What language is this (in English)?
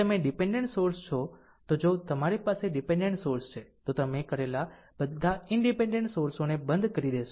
Gujarati